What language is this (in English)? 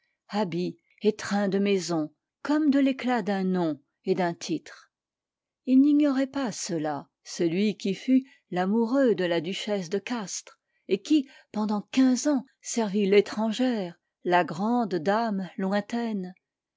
French